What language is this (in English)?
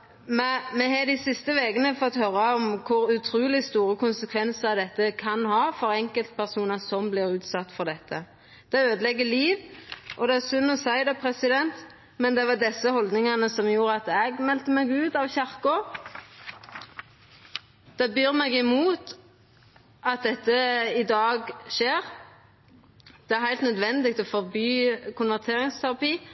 Norwegian Nynorsk